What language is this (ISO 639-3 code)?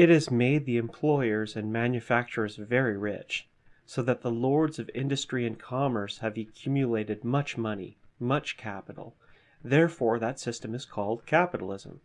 eng